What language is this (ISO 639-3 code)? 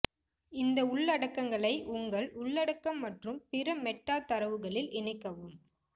tam